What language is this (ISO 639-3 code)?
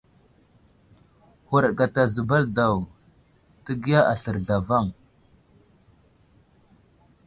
udl